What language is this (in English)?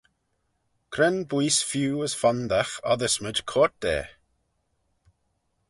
Manx